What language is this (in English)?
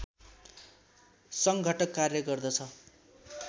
Nepali